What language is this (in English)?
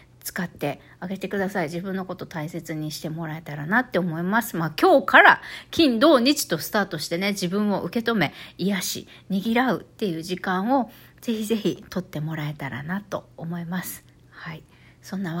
Japanese